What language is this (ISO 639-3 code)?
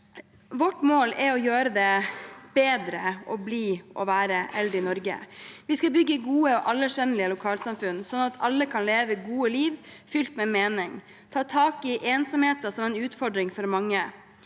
nor